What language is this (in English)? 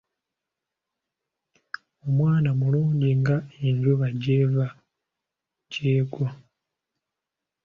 Ganda